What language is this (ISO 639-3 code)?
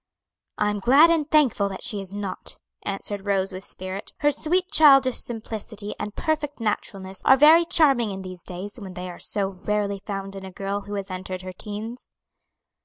eng